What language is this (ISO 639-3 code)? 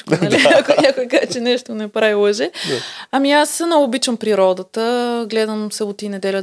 bul